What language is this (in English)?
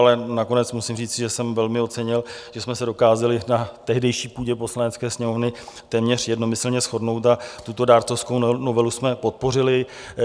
Czech